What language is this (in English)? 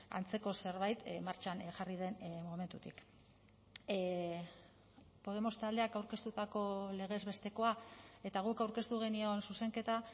Basque